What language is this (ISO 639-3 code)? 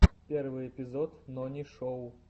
rus